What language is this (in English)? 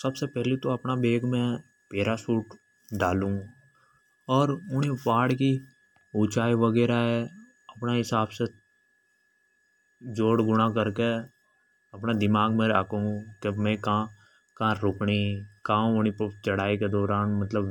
Hadothi